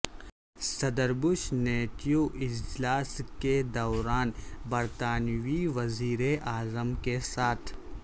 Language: Urdu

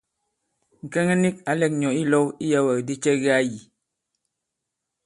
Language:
Bankon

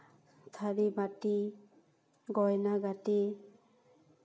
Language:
Santali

